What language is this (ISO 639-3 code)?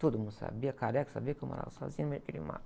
por